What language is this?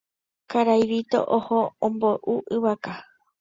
Guarani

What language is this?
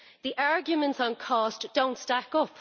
English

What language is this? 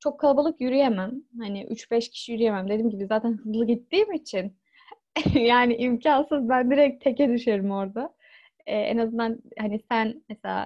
Turkish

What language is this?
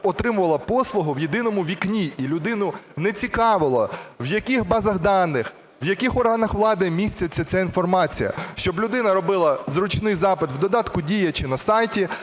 Ukrainian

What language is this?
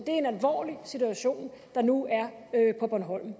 Danish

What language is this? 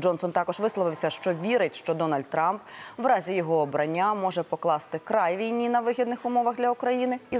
Ukrainian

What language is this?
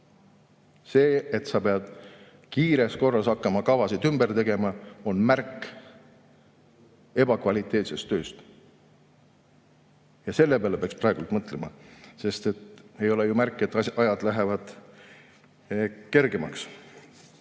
Estonian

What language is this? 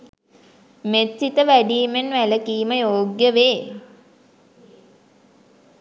Sinhala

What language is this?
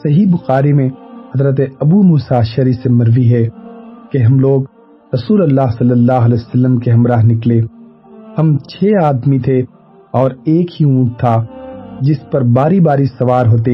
Urdu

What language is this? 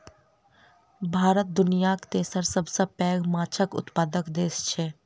Maithili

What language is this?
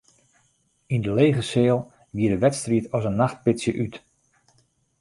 Western Frisian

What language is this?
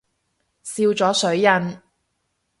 Cantonese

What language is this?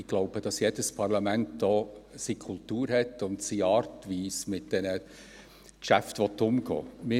Swiss German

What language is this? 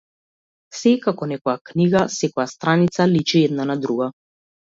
Macedonian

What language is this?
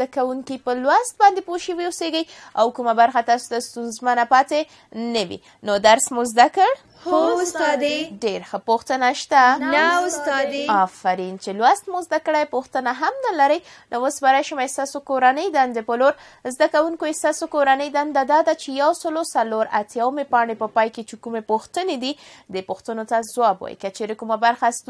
Persian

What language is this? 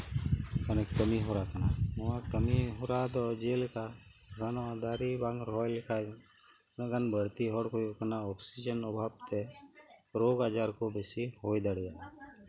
Santali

